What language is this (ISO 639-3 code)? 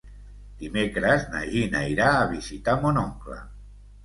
cat